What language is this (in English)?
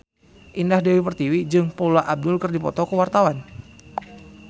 Sundanese